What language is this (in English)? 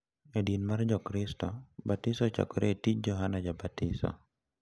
Luo (Kenya and Tanzania)